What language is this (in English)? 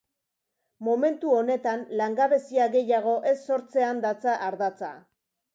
Basque